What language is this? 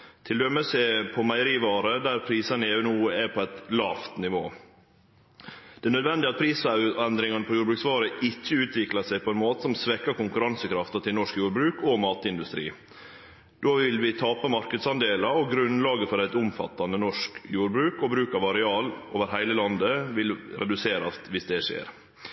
Norwegian Nynorsk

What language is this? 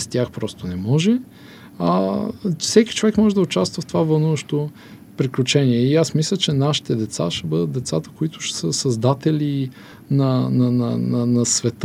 Bulgarian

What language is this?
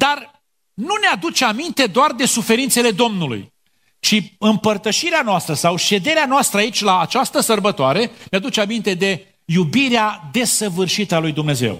Romanian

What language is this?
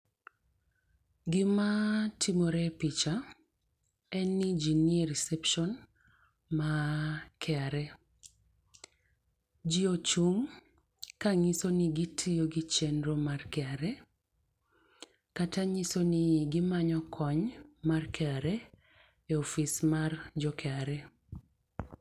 Luo (Kenya and Tanzania)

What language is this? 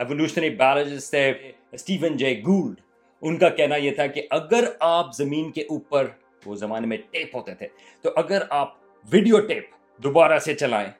Urdu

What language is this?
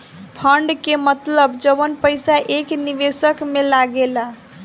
Bhojpuri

